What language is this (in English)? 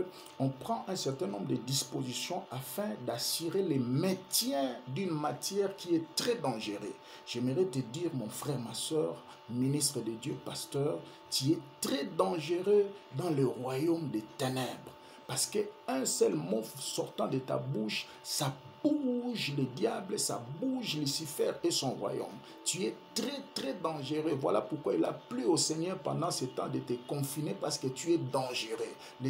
French